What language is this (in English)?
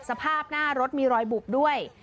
Thai